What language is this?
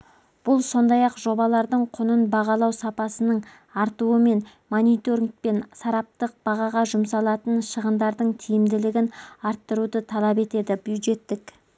Kazakh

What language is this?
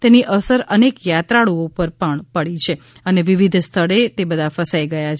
Gujarati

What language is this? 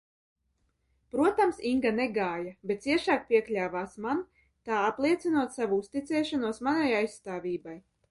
Latvian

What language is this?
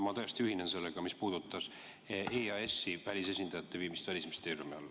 Estonian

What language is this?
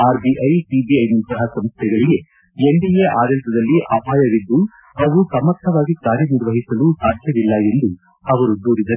Kannada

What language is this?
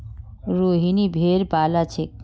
Magahi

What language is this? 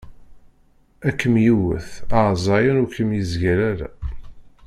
Kabyle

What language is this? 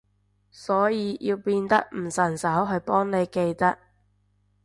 Cantonese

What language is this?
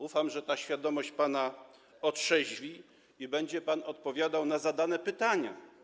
Polish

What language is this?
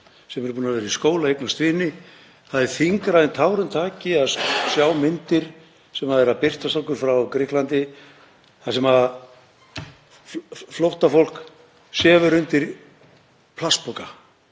Icelandic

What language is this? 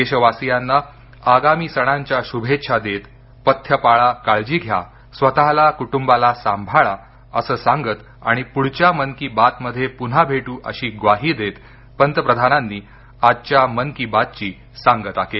Marathi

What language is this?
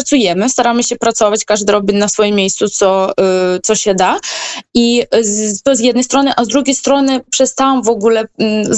Polish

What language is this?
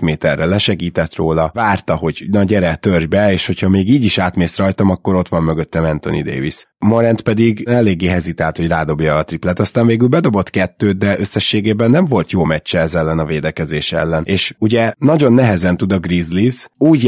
Hungarian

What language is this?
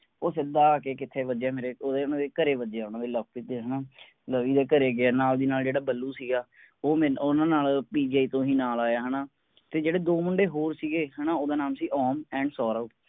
Punjabi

